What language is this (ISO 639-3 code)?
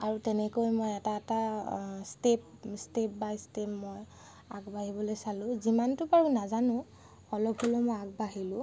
asm